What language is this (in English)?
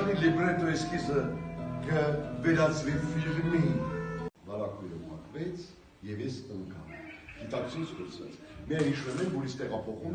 Turkish